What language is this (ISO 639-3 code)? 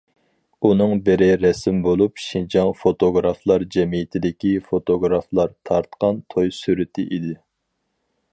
uig